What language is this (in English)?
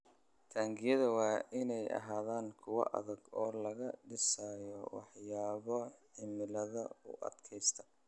Somali